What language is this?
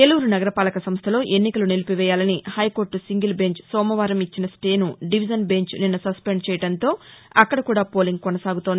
Telugu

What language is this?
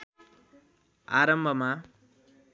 Nepali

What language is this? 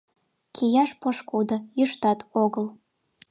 Mari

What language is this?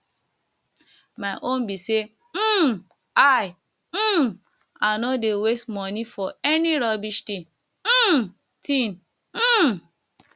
Nigerian Pidgin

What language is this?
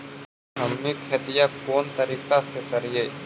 Magahi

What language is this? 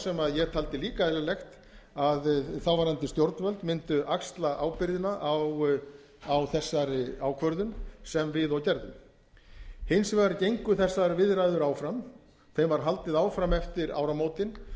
Icelandic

